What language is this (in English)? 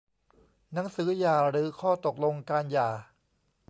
Thai